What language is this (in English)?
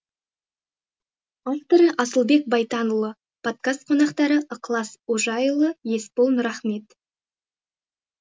Kazakh